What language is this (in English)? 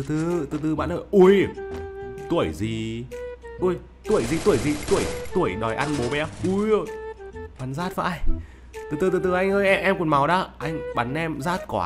Vietnamese